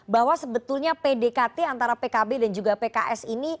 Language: Indonesian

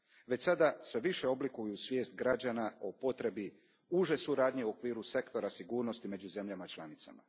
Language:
Croatian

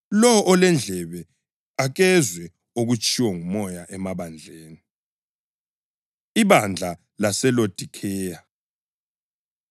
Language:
North Ndebele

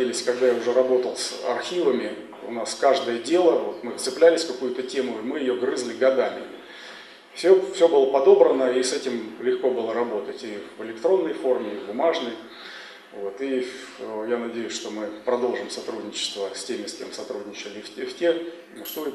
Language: Russian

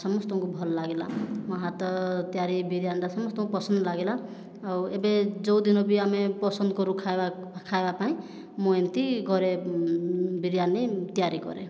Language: Odia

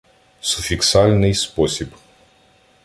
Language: Ukrainian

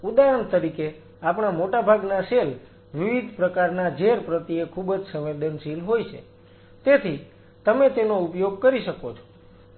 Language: Gujarati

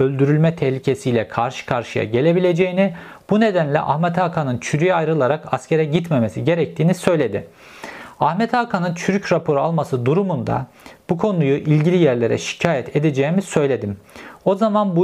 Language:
Turkish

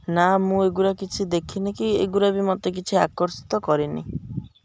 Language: Odia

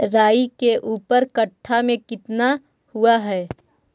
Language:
Magahi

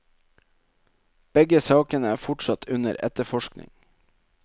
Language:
Norwegian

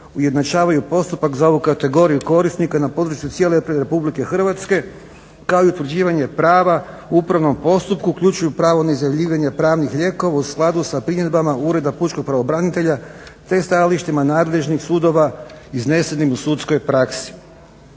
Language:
Croatian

